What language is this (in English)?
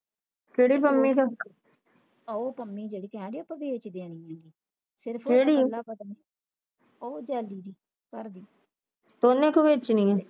Punjabi